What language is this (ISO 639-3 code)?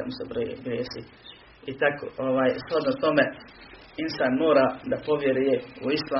hrv